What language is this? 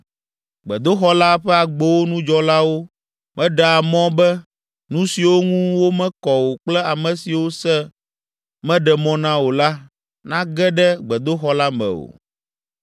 Ewe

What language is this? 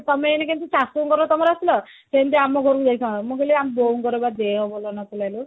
Odia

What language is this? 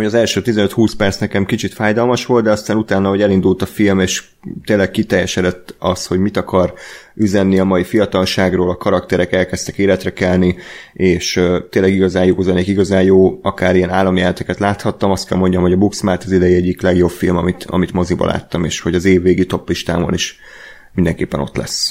Hungarian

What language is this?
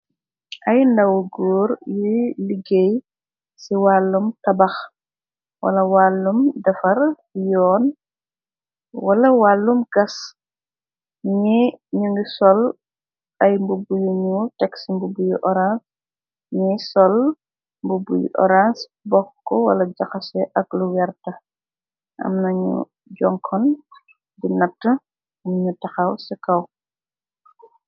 Wolof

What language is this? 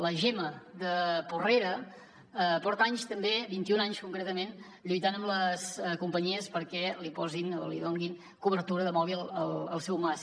Catalan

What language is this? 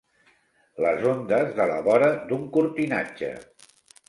Catalan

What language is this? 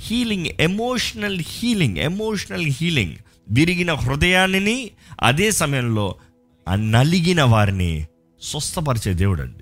Telugu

